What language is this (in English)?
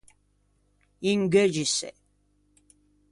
Ligurian